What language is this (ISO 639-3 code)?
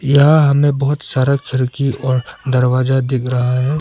hin